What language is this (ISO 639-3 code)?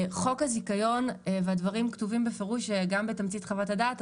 heb